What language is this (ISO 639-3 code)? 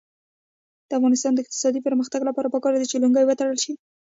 pus